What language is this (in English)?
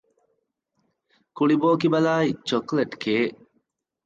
Divehi